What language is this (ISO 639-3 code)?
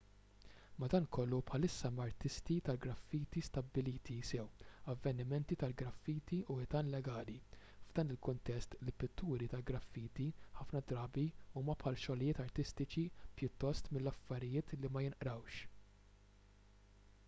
mlt